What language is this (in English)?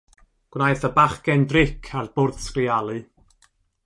Welsh